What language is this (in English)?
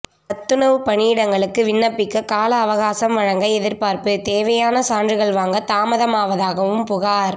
Tamil